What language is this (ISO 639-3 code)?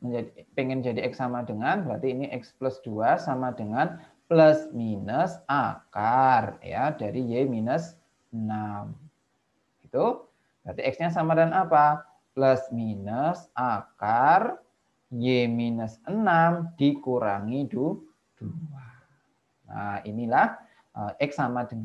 ind